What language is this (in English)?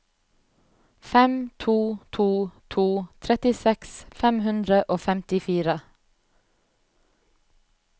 Norwegian